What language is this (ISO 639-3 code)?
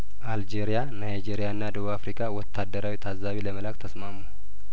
amh